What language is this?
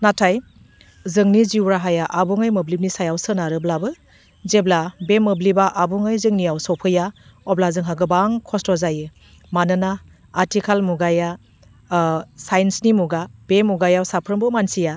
Bodo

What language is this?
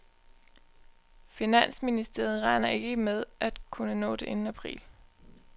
Danish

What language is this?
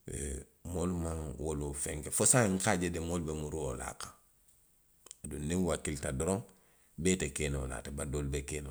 Western Maninkakan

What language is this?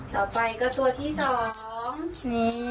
Thai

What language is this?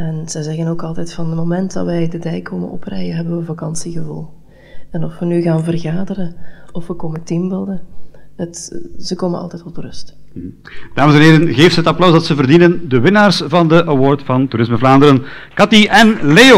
Dutch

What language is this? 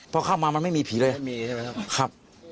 Thai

